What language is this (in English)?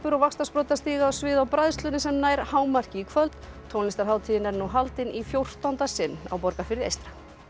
Icelandic